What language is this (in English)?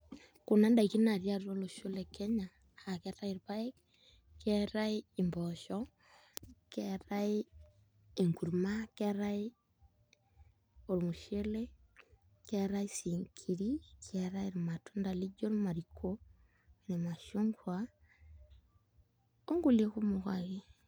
Masai